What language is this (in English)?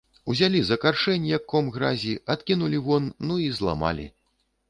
Belarusian